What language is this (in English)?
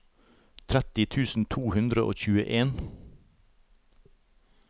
Norwegian